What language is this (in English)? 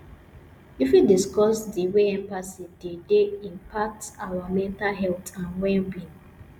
Nigerian Pidgin